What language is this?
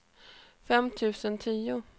Swedish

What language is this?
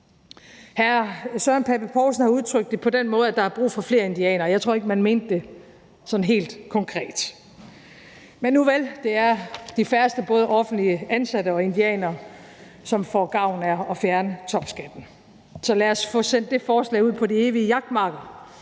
Danish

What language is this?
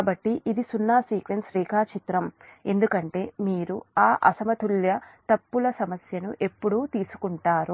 Telugu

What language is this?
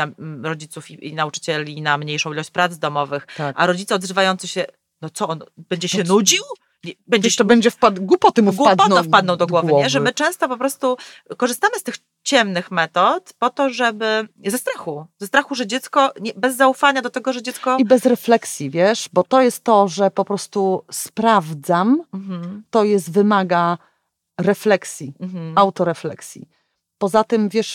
Polish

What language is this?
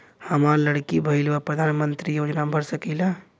Bhojpuri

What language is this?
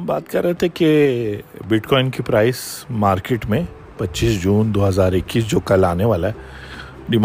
Urdu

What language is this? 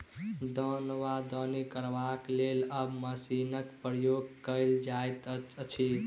Maithili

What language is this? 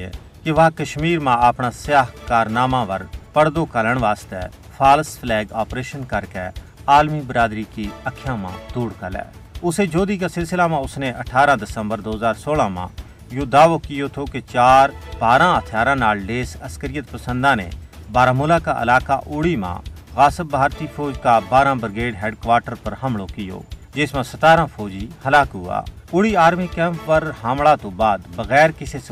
Urdu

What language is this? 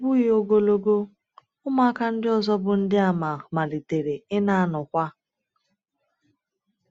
Igbo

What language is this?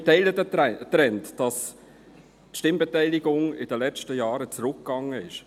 Swiss German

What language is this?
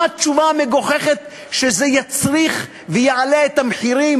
Hebrew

